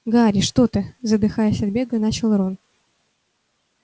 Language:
Russian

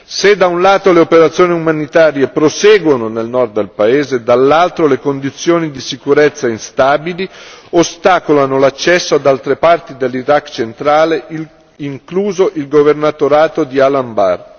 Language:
Italian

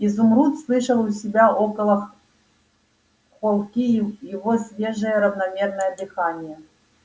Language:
Russian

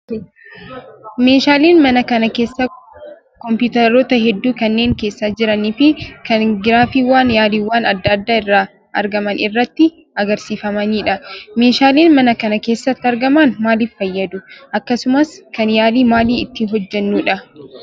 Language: Oromo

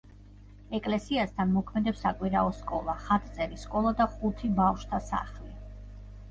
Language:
Georgian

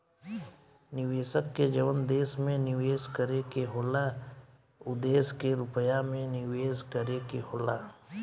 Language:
Bhojpuri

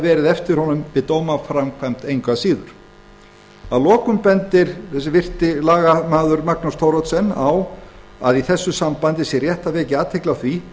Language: Icelandic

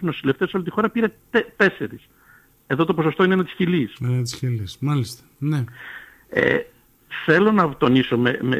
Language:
Greek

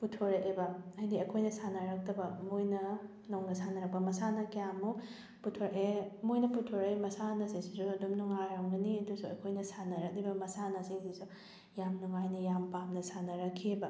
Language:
Manipuri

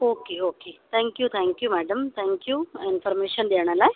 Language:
Sindhi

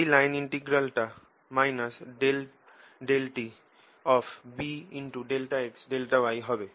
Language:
Bangla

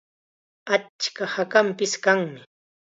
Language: Chiquián Ancash Quechua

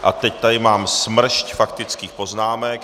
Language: Czech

